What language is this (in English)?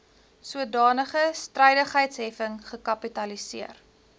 Afrikaans